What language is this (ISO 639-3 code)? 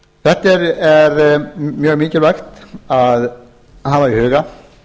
isl